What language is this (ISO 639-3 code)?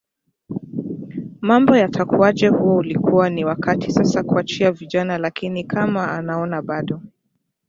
swa